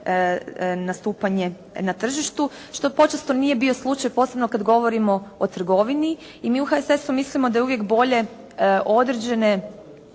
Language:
Croatian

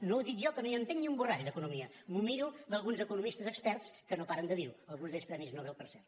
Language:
Catalan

